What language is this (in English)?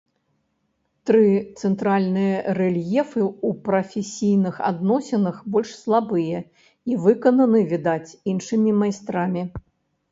Belarusian